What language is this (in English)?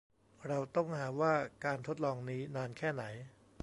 Thai